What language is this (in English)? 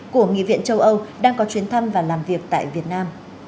Vietnamese